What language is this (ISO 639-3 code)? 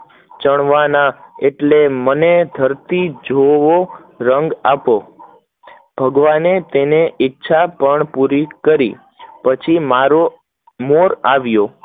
guj